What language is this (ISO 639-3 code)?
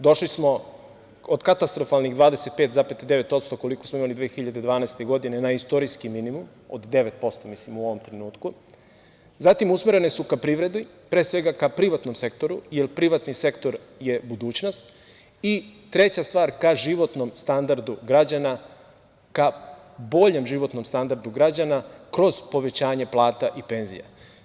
srp